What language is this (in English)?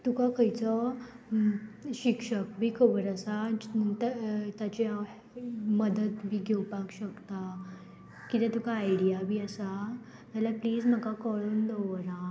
Konkani